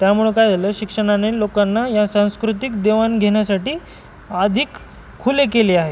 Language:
Marathi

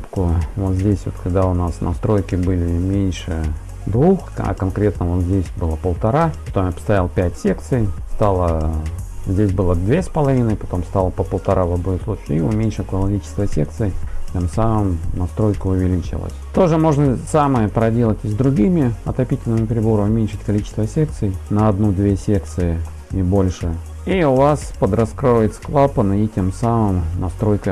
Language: Russian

